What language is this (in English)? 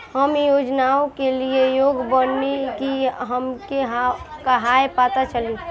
Bhojpuri